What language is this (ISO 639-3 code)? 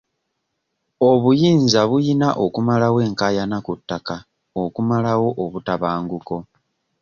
lug